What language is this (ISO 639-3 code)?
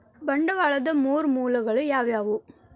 kan